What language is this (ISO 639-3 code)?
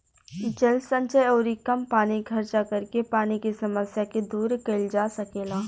bho